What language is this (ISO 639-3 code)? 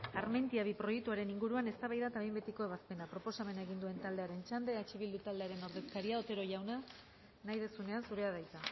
eus